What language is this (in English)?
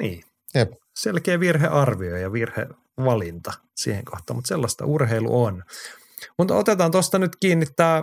Finnish